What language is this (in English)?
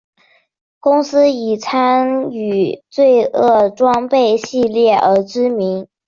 Chinese